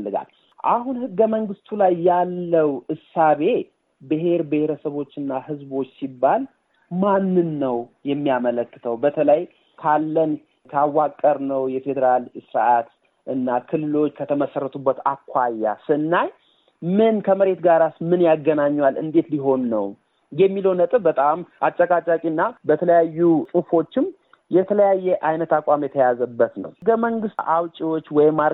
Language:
Amharic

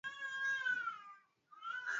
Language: Swahili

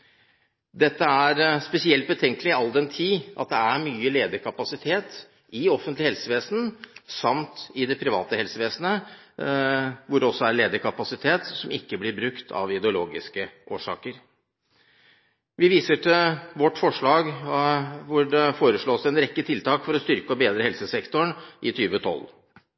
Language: Norwegian Bokmål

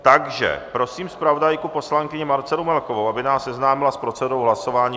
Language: Czech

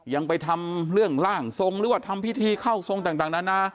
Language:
Thai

